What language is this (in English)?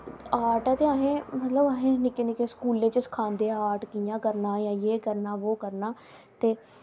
Dogri